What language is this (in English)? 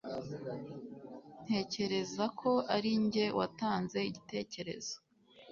Kinyarwanda